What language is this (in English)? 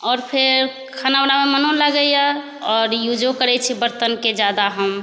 Maithili